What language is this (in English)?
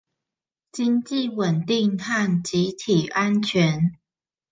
Chinese